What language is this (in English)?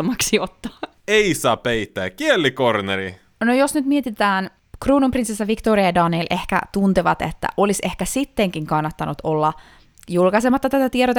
Finnish